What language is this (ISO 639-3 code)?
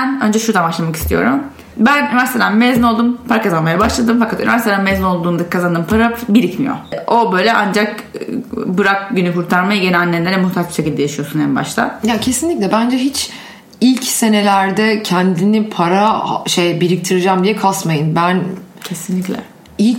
tur